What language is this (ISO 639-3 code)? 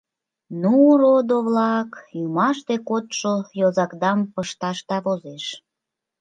chm